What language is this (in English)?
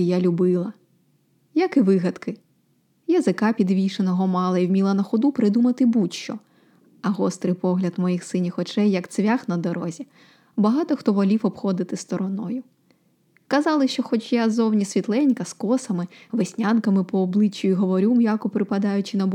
Ukrainian